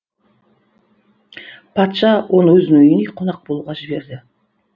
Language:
Kazakh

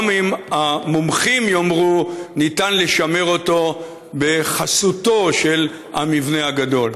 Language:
Hebrew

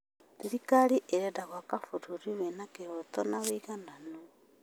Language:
Kikuyu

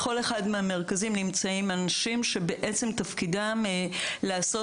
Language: Hebrew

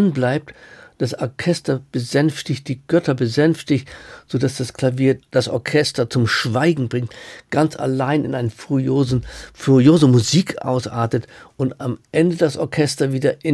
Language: German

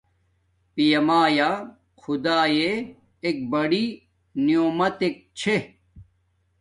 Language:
Domaaki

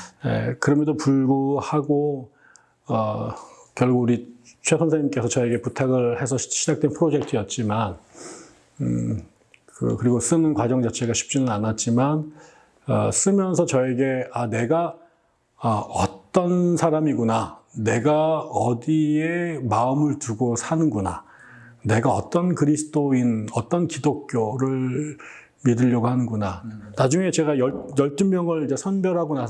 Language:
Korean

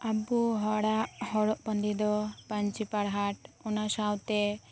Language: Santali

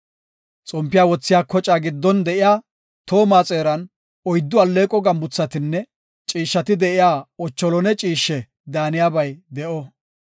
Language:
Gofa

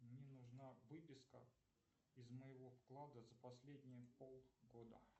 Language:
Russian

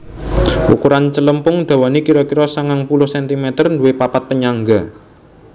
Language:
Javanese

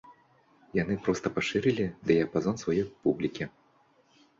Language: Belarusian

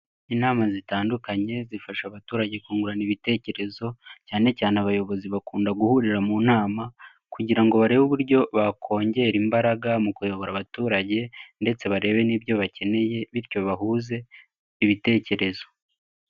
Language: Kinyarwanda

